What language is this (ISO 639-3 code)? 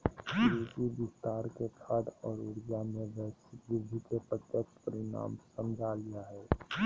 mag